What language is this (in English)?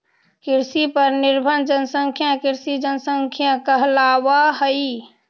Magahi